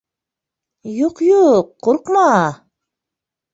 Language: Bashkir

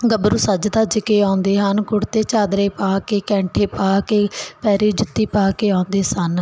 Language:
Punjabi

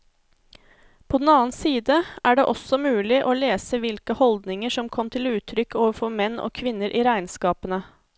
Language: Norwegian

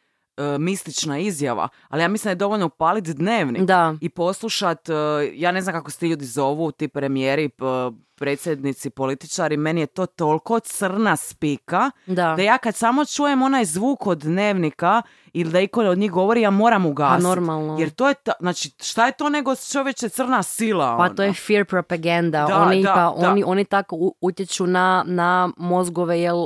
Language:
Croatian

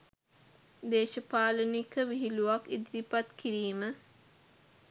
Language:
Sinhala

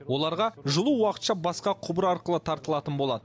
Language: Kazakh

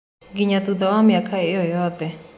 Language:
Kikuyu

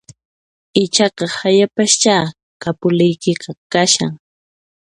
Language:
Puno Quechua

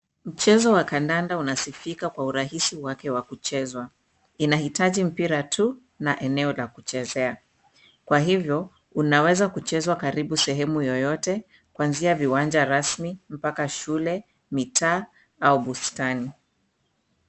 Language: Swahili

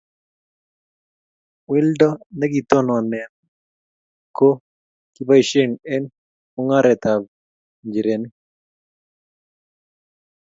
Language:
Kalenjin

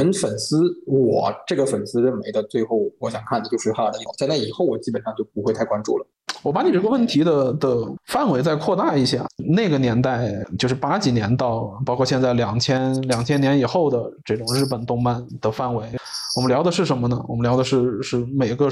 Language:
Chinese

